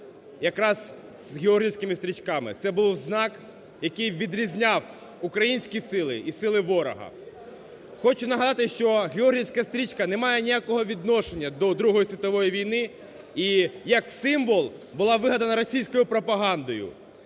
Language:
Ukrainian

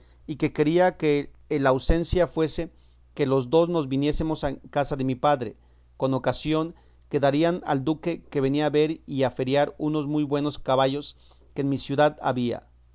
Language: Spanish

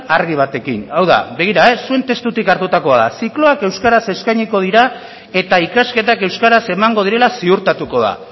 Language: Basque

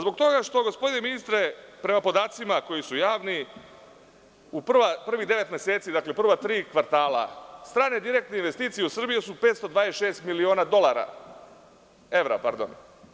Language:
Serbian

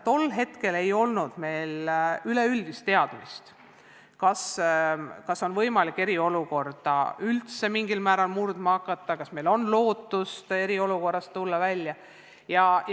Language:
Estonian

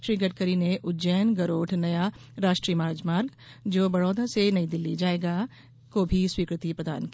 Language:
Hindi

